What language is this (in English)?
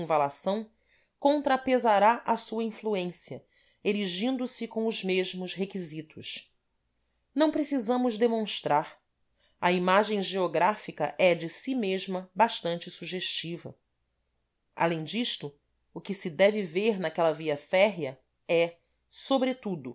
Portuguese